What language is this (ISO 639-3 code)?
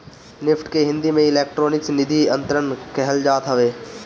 bho